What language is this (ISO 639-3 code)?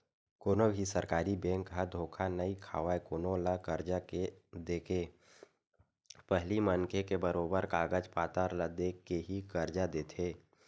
hne